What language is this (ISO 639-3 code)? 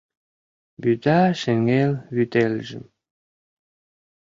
chm